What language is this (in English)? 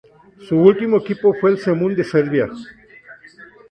Spanish